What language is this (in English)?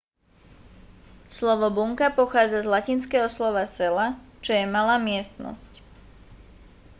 Slovak